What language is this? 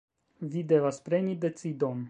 Esperanto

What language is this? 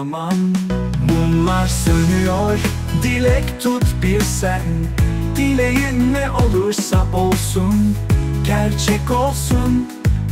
Turkish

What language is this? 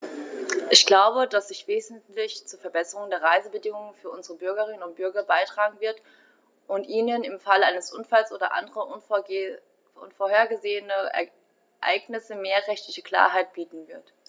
German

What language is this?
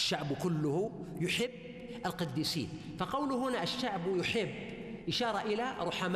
Arabic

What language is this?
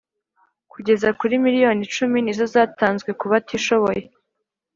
Kinyarwanda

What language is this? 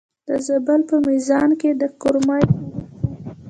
Pashto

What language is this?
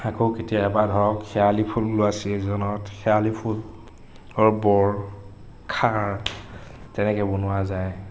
Assamese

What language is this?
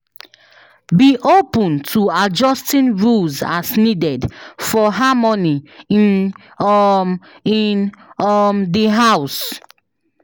Nigerian Pidgin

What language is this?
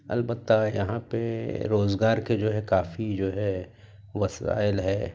Urdu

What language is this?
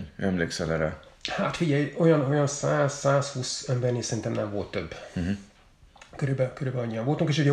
Hungarian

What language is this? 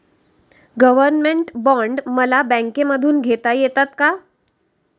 Marathi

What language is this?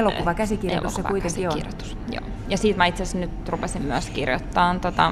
Finnish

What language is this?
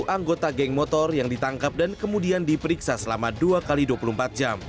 Indonesian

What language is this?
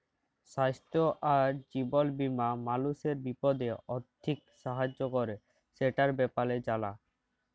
Bangla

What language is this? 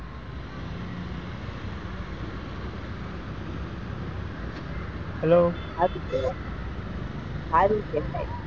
Gujarati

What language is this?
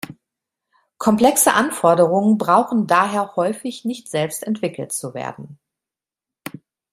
German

